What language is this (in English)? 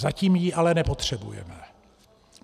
Czech